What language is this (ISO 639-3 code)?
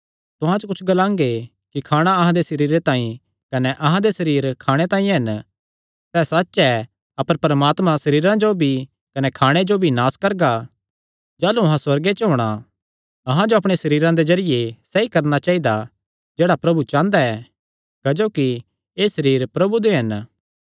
xnr